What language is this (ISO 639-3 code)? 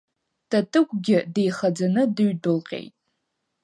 abk